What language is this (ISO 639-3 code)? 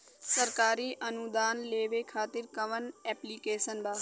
bho